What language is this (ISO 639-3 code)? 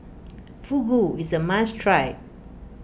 eng